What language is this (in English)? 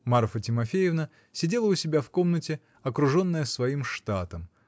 Russian